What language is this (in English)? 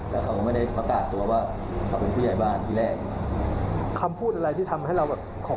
Thai